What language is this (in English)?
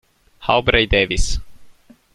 Italian